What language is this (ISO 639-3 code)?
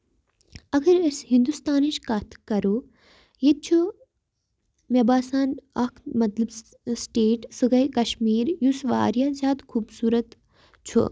kas